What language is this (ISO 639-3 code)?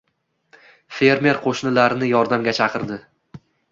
uzb